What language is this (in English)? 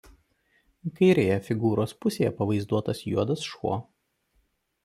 Lithuanian